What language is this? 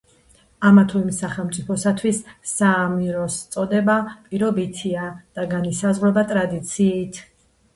Georgian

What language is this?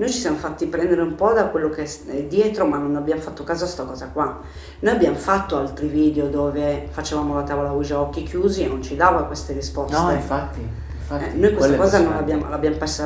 Italian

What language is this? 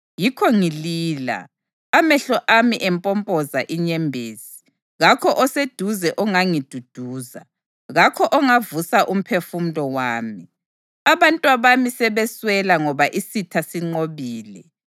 North Ndebele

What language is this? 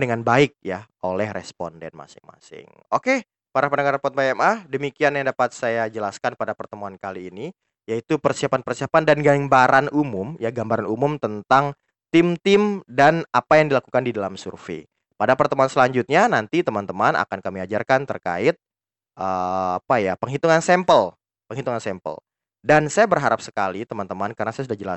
Indonesian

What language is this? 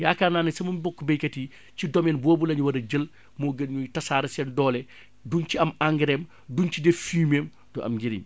Wolof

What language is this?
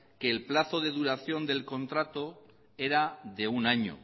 Spanish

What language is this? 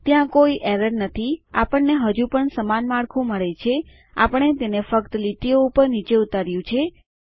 Gujarati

